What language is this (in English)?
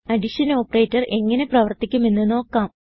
Malayalam